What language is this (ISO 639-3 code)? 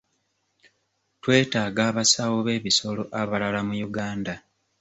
lug